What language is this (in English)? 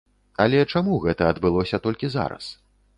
Belarusian